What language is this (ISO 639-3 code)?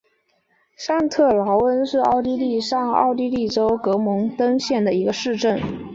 zho